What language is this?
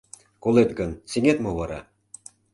Mari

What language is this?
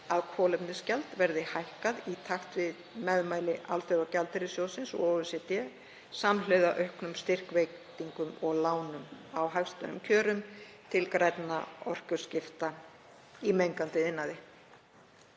Icelandic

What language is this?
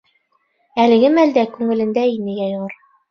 Bashkir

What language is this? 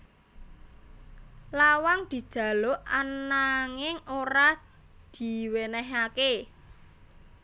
Javanese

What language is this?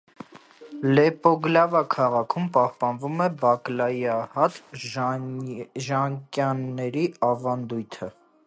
Armenian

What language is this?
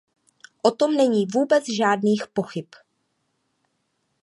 Czech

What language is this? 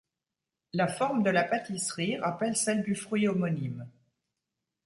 French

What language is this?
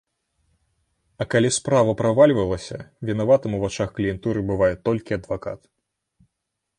Belarusian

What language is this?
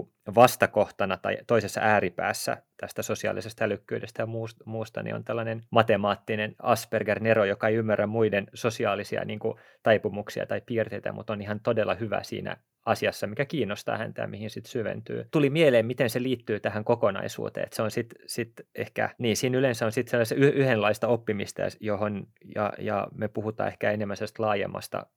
Finnish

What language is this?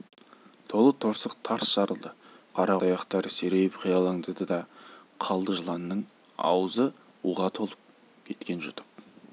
Kazakh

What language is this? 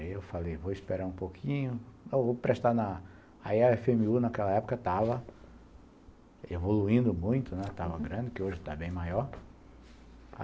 Portuguese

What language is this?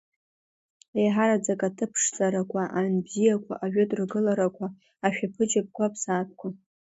Abkhazian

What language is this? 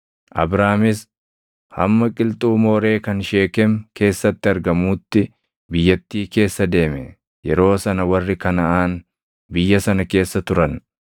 Oromo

